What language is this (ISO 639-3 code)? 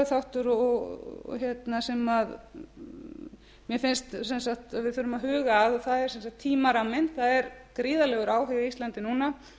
isl